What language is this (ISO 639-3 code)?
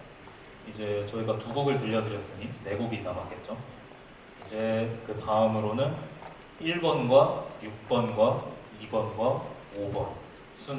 kor